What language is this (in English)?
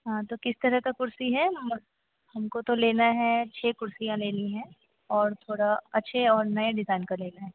Hindi